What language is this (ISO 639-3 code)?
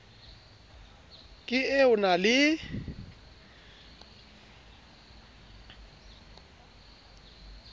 sot